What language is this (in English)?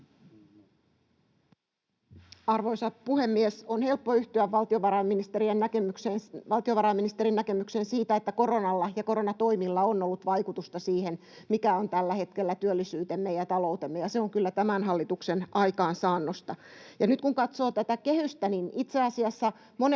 Finnish